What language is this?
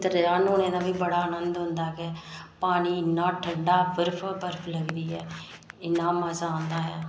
Dogri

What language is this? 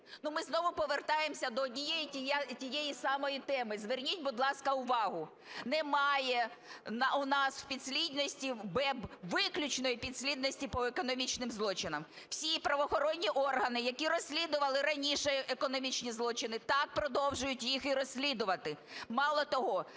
Ukrainian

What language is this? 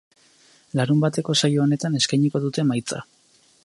Basque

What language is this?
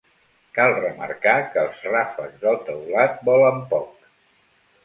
Catalan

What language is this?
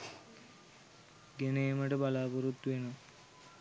Sinhala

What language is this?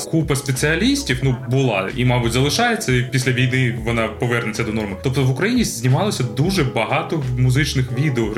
Ukrainian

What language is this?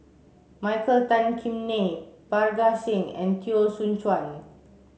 English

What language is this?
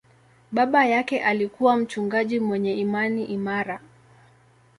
Swahili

